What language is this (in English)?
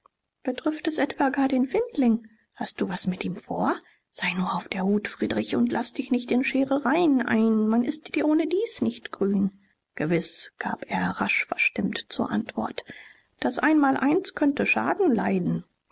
German